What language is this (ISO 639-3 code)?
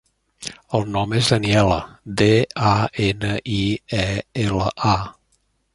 cat